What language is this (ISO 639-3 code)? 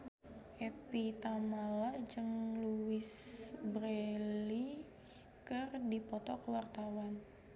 sun